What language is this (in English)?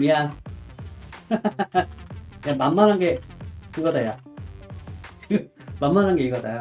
Korean